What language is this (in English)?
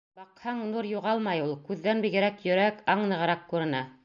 Bashkir